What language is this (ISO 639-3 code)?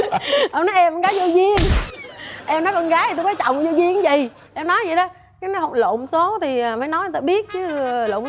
vie